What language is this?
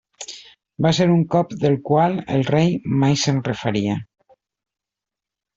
Catalan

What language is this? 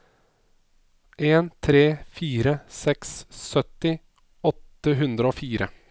Norwegian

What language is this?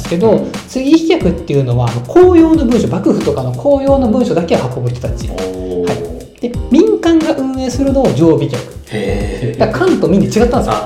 Japanese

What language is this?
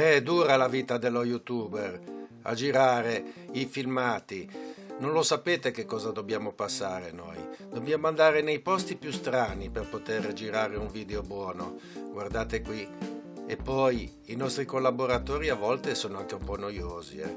Italian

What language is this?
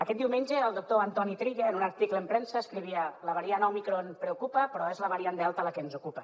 Catalan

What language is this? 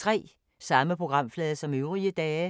Danish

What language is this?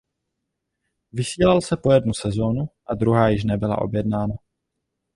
Czech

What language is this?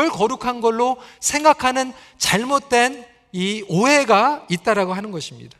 Korean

